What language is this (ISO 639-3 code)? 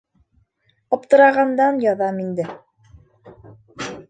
bak